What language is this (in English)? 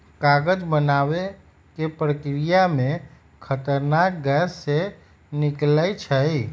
Magahi